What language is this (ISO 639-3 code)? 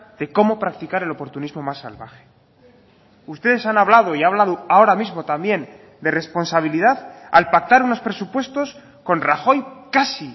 spa